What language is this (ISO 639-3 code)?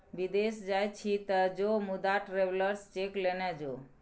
mai